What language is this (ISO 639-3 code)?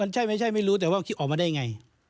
tha